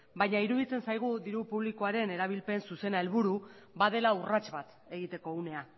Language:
Basque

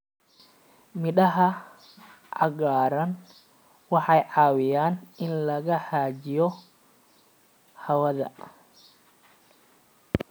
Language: Somali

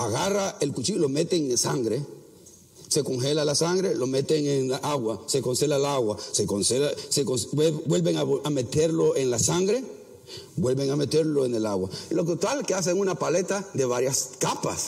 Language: Spanish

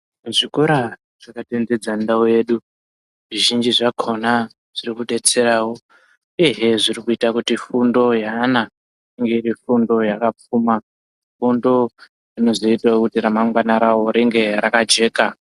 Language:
Ndau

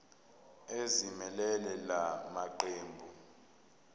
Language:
Zulu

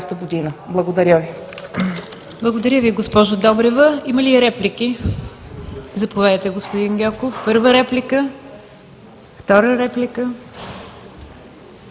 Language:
Bulgarian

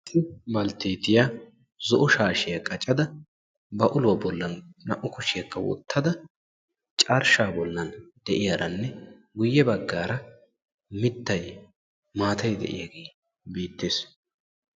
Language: Wolaytta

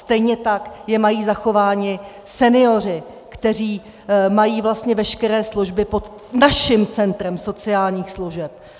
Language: Czech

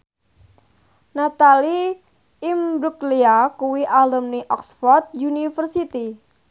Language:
Javanese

